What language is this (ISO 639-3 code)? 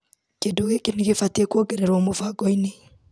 kik